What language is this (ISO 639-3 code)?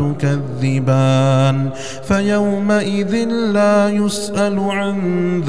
ara